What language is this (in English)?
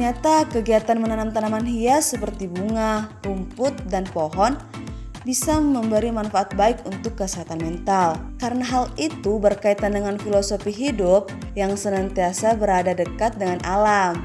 Indonesian